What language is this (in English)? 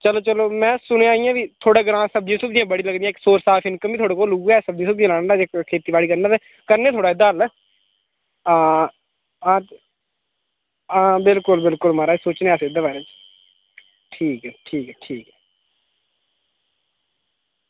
Dogri